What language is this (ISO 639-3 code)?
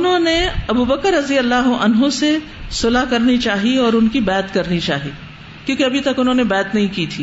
urd